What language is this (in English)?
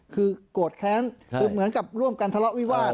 Thai